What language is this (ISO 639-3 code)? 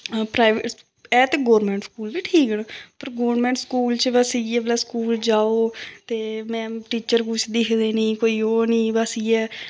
doi